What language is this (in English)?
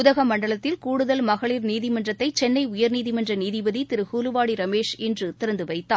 Tamil